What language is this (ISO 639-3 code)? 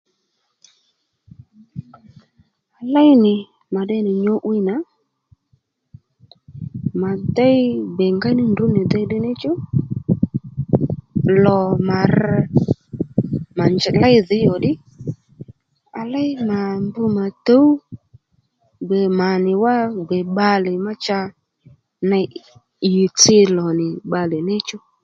led